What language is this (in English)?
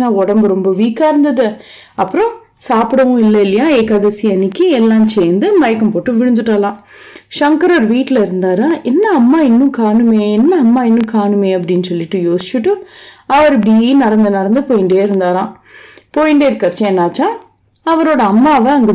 Tamil